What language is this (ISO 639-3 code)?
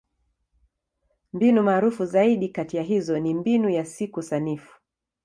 swa